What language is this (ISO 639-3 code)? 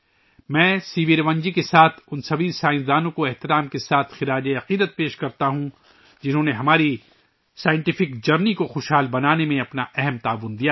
urd